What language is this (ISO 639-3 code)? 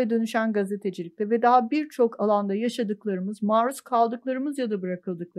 tur